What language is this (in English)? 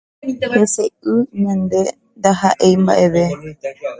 Guarani